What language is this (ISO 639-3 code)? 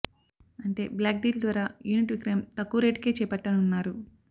tel